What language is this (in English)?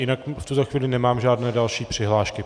Czech